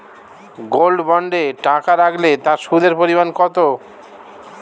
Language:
Bangla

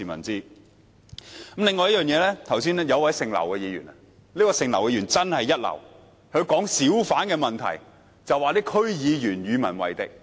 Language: Cantonese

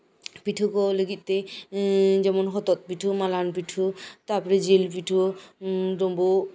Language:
Santali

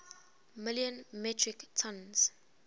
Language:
English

